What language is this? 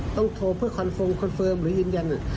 Thai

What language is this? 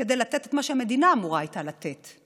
Hebrew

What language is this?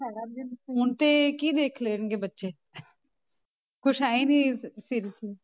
Punjabi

